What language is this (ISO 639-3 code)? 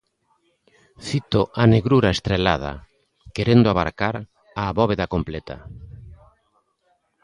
glg